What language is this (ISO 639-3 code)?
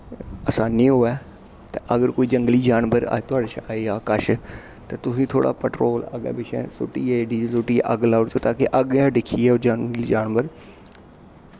doi